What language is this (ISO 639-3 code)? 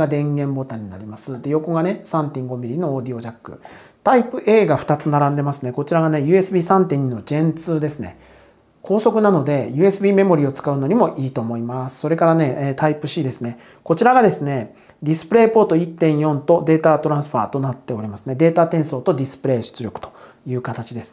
jpn